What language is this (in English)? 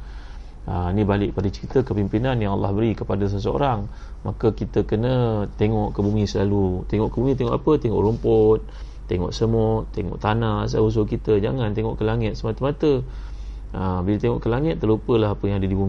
Malay